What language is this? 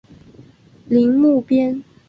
Chinese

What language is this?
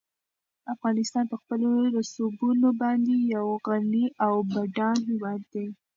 Pashto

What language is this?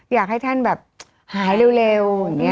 Thai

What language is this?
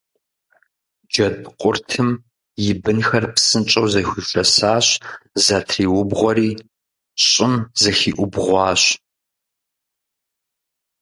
Kabardian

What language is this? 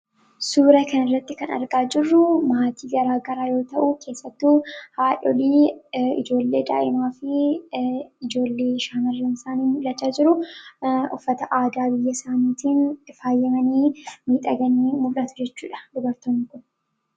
Oromo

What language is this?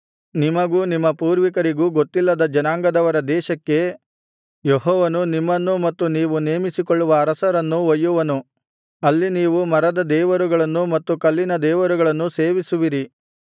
Kannada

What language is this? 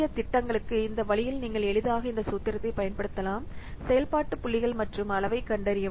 Tamil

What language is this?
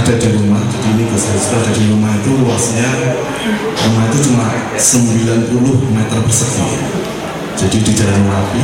Indonesian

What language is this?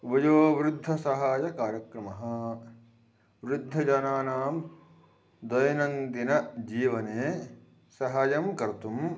Sanskrit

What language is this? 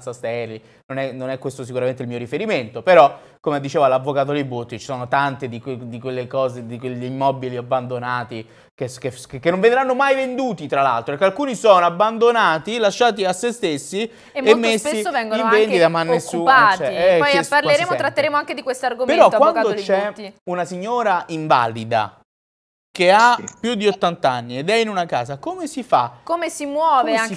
Italian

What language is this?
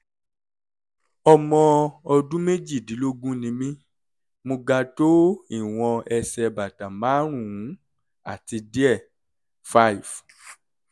Yoruba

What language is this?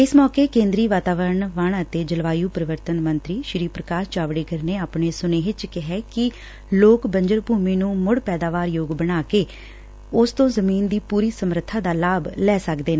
Punjabi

